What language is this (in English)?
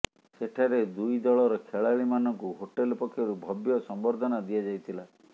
Odia